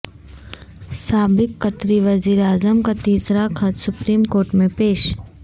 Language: Urdu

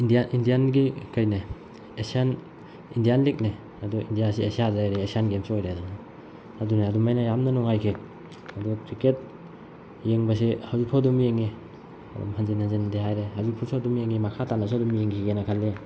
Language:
Manipuri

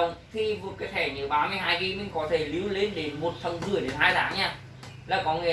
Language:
Vietnamese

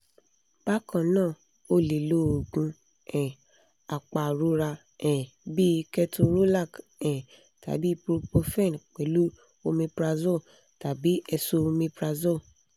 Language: Yoruba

